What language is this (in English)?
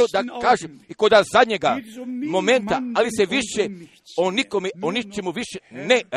Croatian